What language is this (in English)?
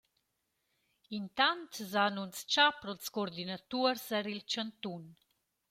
Romansh